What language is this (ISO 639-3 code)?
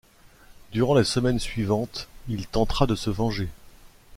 fra